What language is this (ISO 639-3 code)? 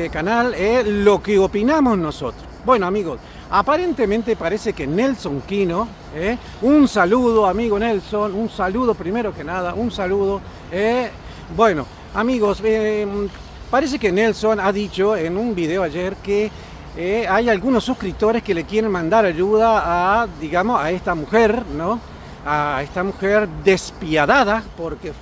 spa